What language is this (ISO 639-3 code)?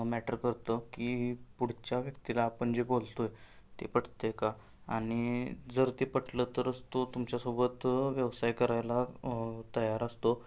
mar